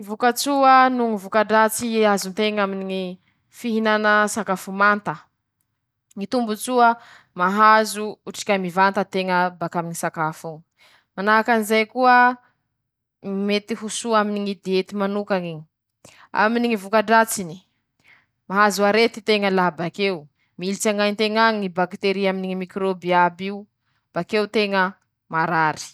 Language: Masikoro Malagasy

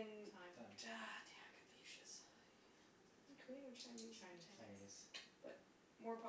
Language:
English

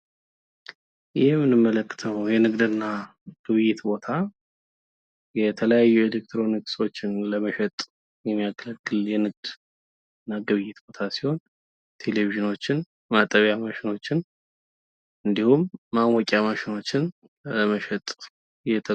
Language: Amharic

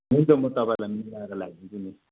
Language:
Nepali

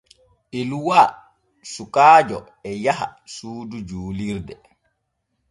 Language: Borgu Fulfulde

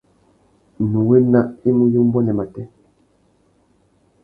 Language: Tuki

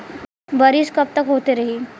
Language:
Bhojpuri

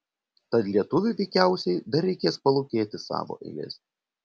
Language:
Lithuanian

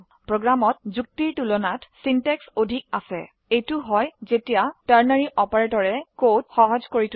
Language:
Assamese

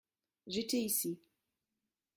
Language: French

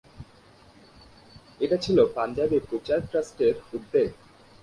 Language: Bangla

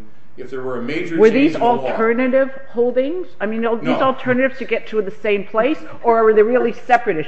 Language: English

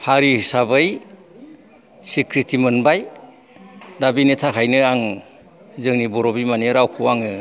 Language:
Bodo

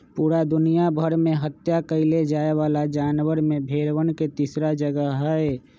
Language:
Magahi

